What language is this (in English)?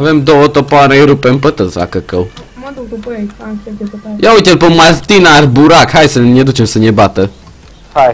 Romanian